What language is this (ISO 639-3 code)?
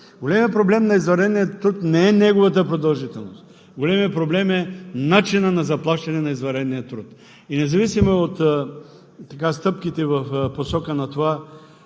bul